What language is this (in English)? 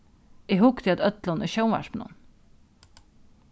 Faroese